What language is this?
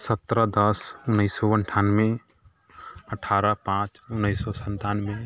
Maithili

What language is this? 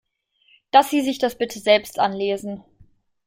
German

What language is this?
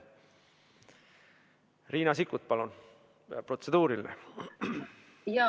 Estonian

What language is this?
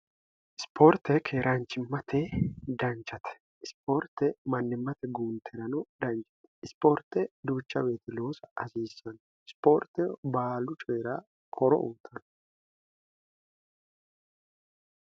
Sidamo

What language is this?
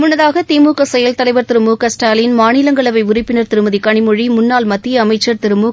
Tamil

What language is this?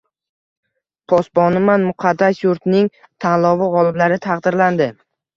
Uzbek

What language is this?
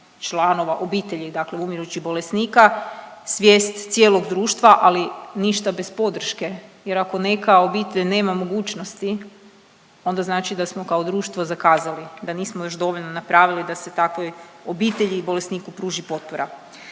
Croatian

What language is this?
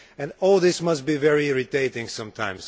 English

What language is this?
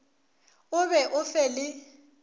Northern Sotho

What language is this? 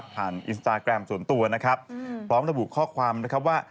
Thai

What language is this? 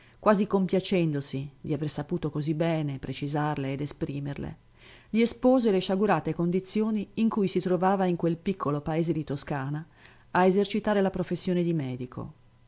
Italian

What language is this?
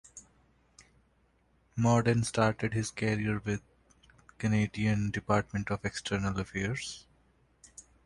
English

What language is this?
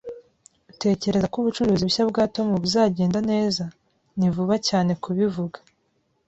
Kinyarwanda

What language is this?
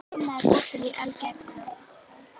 Icelandic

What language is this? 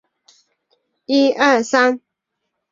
Chinese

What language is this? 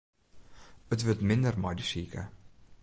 Western Frisian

